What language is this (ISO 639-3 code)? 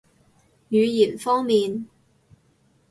yue